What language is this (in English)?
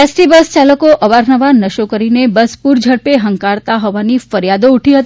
Gujarati